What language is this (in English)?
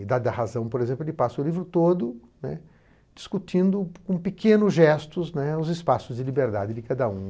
Portuguese